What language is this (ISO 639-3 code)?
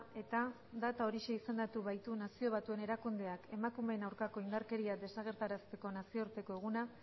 eus